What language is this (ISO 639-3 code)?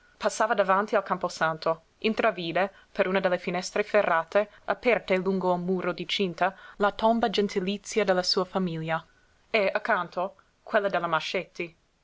ita